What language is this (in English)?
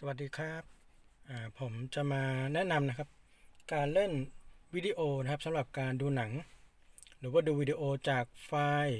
Thai